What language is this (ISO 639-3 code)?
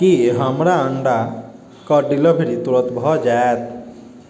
mai